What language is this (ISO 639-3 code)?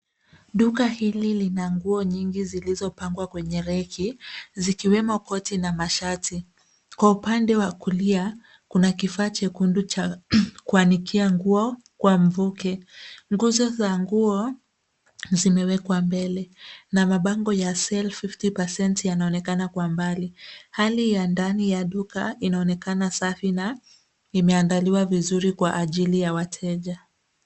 swa